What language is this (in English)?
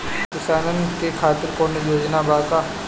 Bhojpuri